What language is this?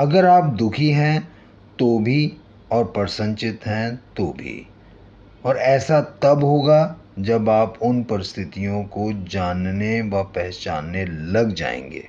Hindi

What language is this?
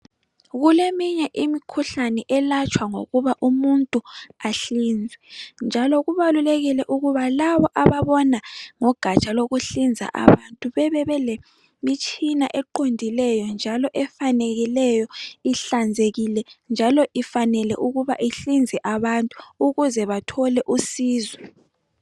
North Ndebele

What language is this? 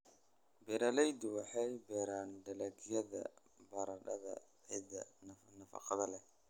Somali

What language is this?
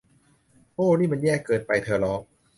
Thai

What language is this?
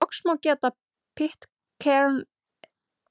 Icelandic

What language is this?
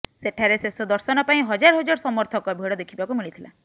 Odia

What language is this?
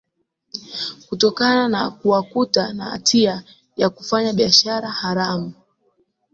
Swahili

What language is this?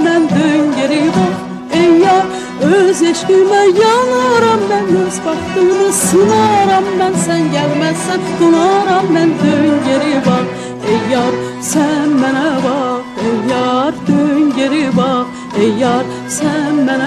Turkish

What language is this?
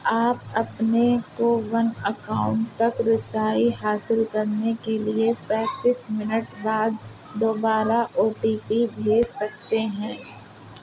Urdu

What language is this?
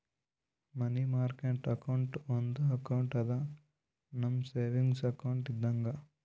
Kannada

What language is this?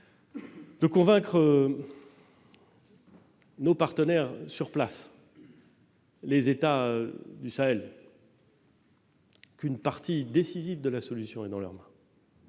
French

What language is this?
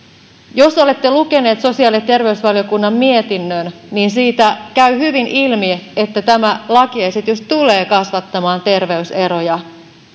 Finnish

